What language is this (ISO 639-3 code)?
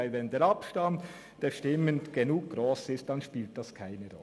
gsw